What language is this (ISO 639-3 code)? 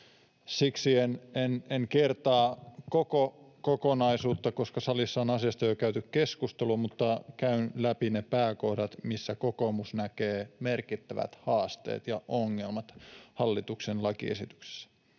fin